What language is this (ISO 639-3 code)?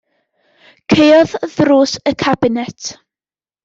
cym